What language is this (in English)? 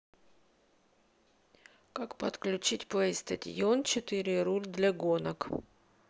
Russian